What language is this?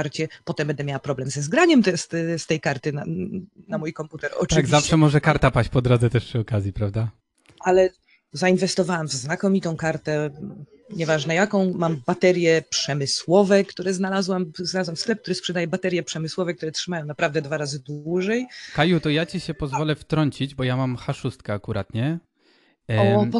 Polish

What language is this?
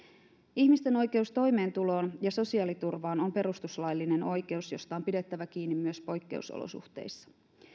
Finnish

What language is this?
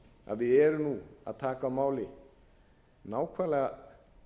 Icelandic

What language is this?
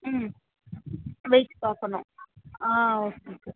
Tamil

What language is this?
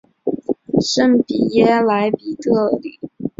Chinese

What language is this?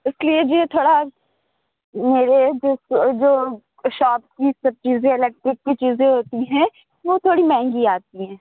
Urdu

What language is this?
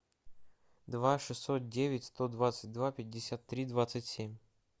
Russian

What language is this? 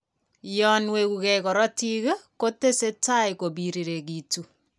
Kalenjin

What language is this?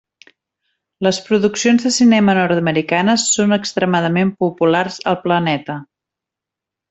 Catalan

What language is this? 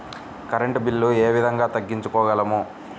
Telugu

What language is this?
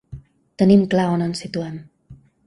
Catalan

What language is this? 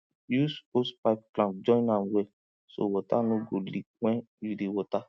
Nigerian Pidgin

